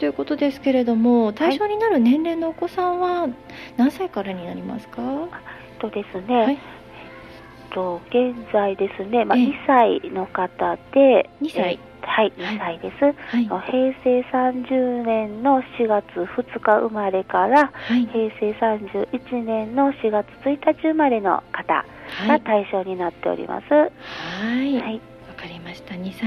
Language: Japanese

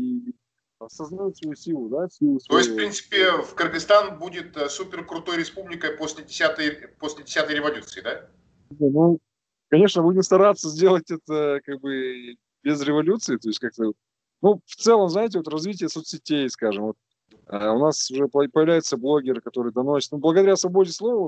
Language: Russian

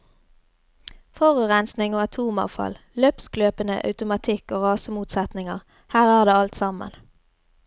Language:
Norwegian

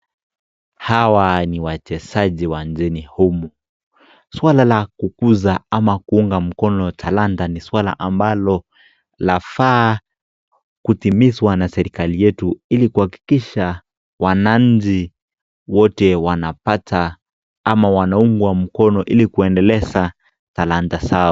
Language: Swahili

